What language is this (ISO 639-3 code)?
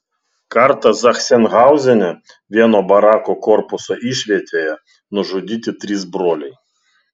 lit